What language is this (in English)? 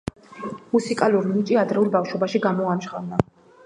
Georgian